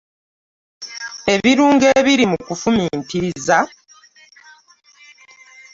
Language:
Ganda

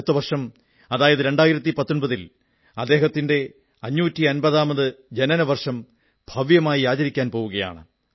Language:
Malayalam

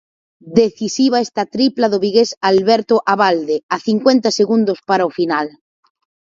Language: Galician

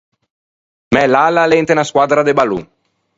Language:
Ligurian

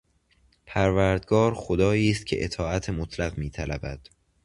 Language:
Persian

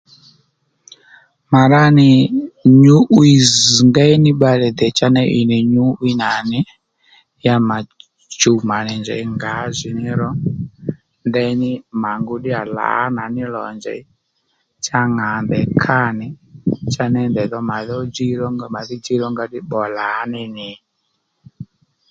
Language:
Lendu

